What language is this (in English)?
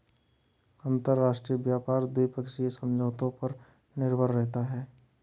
Hindi